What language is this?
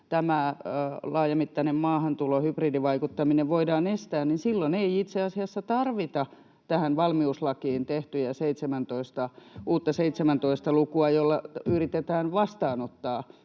Finnish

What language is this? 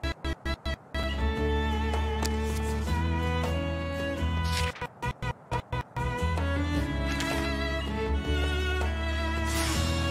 Japanese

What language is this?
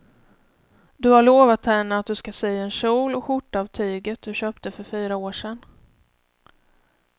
Swedish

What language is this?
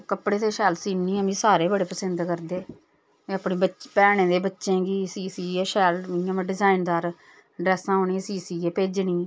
Dogri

